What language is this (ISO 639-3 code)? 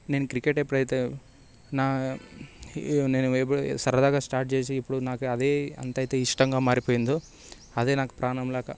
tel